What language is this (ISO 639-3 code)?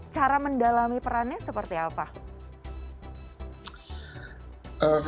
ind